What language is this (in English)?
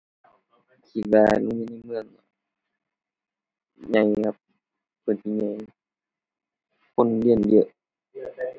Thai